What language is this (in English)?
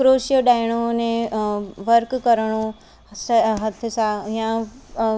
Sindhi